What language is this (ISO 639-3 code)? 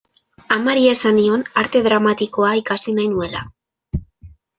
eus